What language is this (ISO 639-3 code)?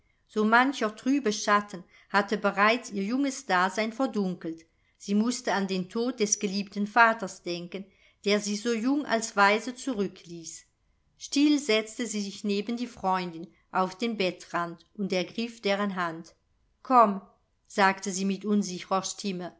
deu